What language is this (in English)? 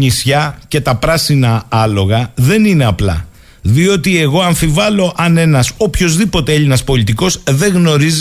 Greek